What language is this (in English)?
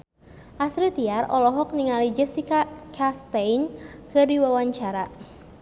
Sundanese